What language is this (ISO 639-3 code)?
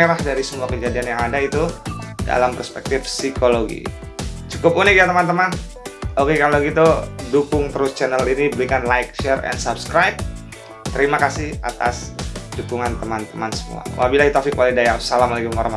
ind